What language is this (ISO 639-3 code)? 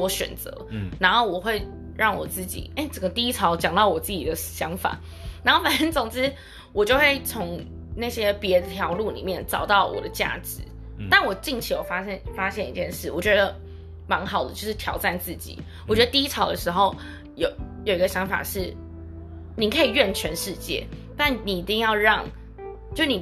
zho